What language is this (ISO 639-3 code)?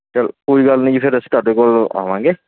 pan